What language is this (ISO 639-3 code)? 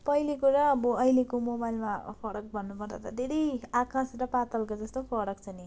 nep